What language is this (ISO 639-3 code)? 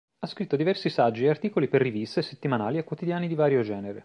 ita